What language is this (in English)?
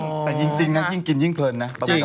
Thai